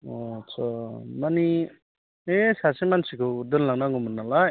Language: Bodo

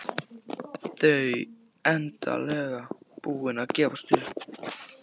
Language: Icelandic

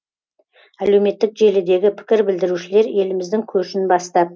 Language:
Kazakh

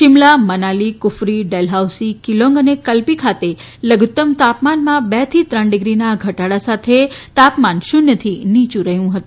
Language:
Gujarati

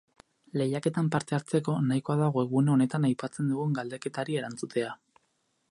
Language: Basque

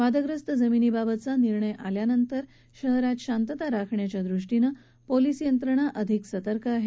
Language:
Marathi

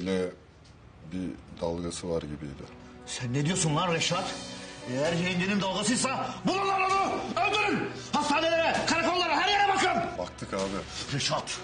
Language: Turkish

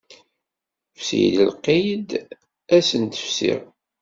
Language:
Kabyle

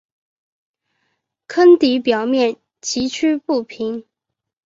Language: Chinese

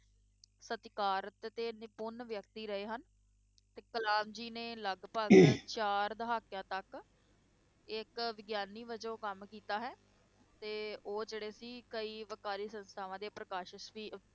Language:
Punjabi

